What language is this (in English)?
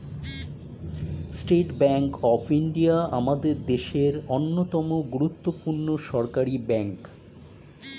Bangla